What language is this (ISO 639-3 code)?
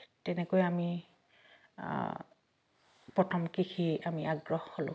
asm